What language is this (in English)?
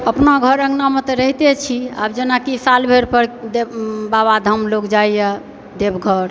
Maithili